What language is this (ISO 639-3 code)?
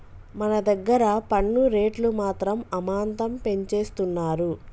tel